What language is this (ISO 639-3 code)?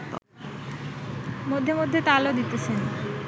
ben